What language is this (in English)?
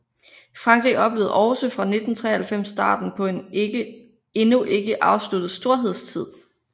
Danish